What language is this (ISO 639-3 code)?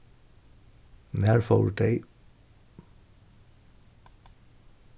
fao